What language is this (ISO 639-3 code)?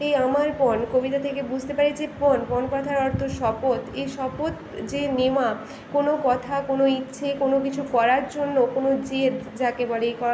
ben